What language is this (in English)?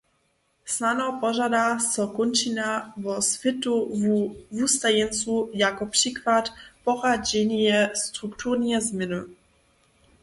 Upper Sorbian